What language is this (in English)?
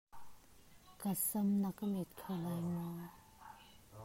Hakha Chin